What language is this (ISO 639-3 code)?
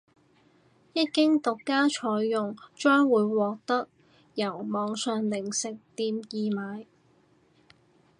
yue